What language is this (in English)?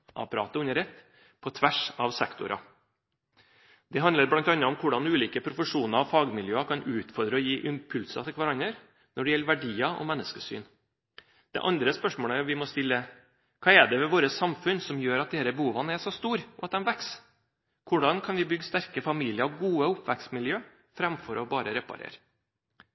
Norwegian Bokmål